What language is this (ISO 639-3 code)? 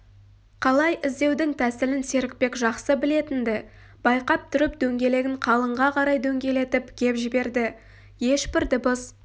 kaz